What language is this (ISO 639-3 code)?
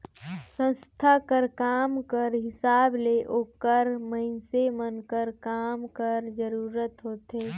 hne